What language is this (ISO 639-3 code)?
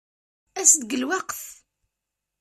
kab